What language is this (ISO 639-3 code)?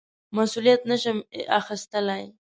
pus